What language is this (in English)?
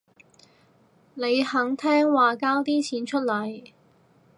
Cantonese